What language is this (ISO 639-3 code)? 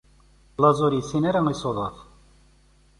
kab